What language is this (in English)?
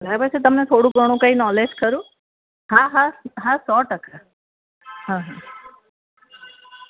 Gujarati